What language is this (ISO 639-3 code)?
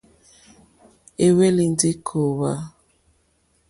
bri